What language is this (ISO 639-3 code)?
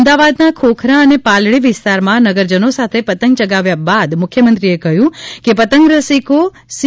guj